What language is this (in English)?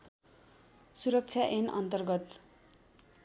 Nepali